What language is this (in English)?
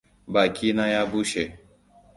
Hausa